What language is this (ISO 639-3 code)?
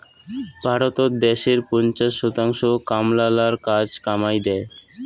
ben